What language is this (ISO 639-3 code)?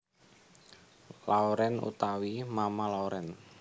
jav